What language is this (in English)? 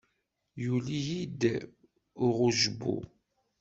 Kabyle